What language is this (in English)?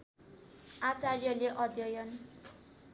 Nepali